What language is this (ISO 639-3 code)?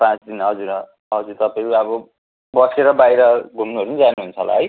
nep